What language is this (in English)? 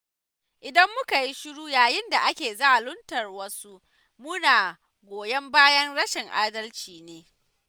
Hausa